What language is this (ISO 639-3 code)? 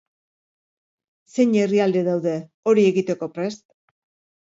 eus